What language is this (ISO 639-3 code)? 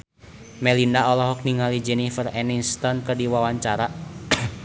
sun